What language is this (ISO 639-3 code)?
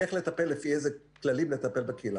heb